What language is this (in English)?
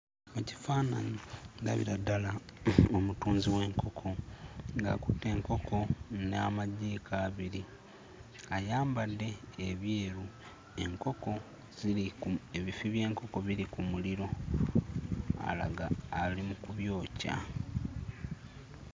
Ganda